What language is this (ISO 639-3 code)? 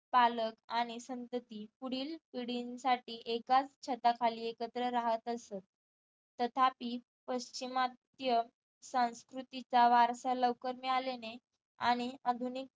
mar